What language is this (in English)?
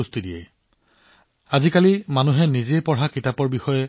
Assamese